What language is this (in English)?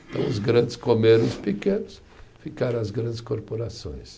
Portuguese